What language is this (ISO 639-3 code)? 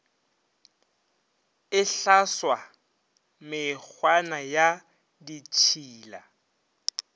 nso